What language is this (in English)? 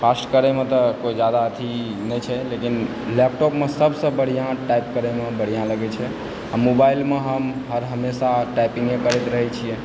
Maithili